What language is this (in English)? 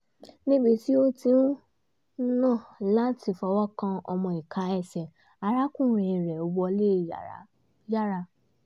Yoruba